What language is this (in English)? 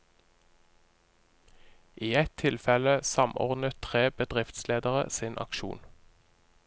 Norwegian